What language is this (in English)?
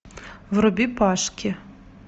Russian